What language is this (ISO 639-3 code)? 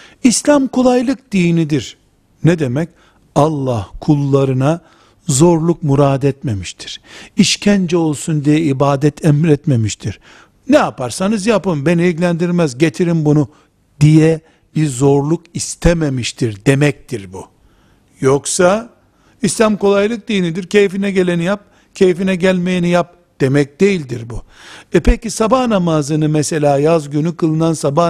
tur